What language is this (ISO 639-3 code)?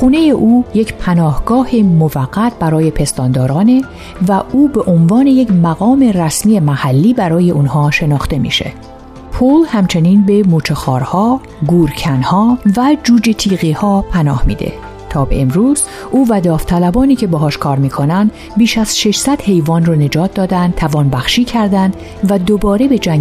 fas